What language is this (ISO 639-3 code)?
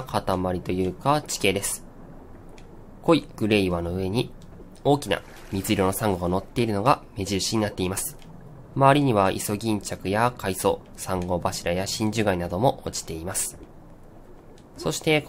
jpn